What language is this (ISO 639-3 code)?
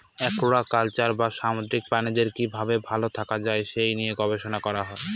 ben